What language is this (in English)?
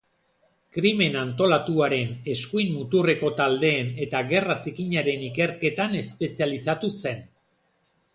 Basque